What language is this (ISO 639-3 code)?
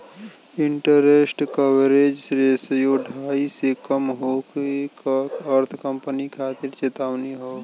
bho